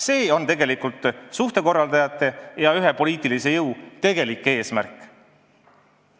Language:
Estonian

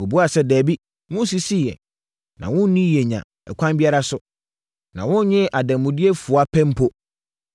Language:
Akan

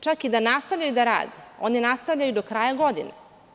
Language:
Serbian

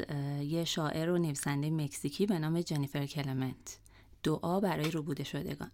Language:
Persian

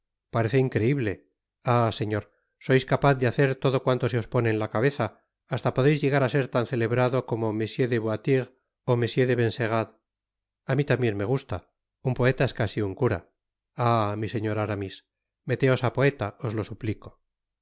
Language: Spanish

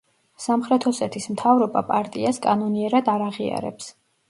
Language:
Georgian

